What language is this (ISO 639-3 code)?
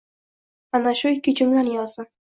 uzb